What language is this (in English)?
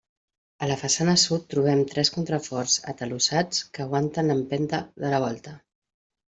Catalan